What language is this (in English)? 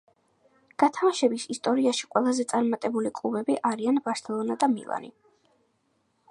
Georgian